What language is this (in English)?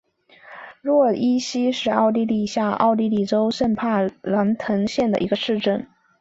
Chinese